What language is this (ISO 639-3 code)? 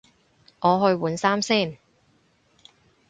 yue